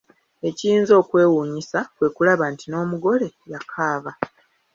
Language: Ganda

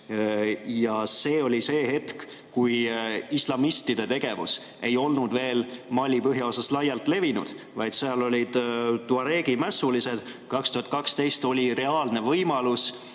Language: Estonian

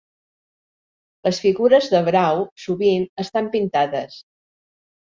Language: Catalan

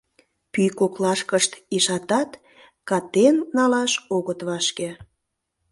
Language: Mari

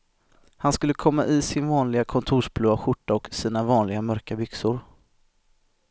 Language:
Swedish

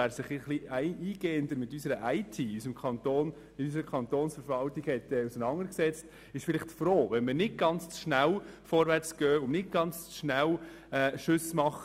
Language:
Swiss German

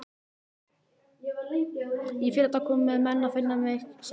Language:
Icelandic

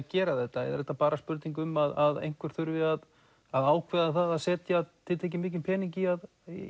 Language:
Icelandic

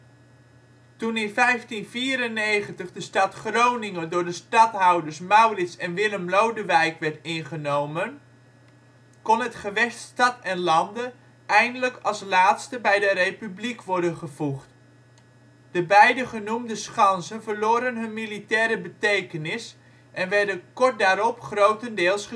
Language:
Dutch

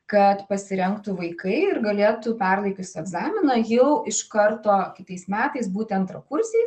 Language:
Lithuanian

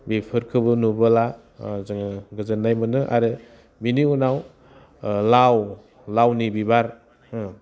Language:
Bodo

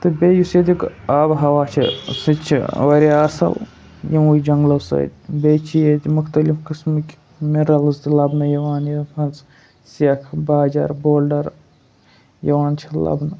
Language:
Kashmiri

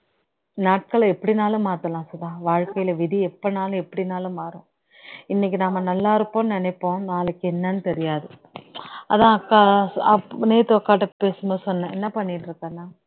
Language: Tamil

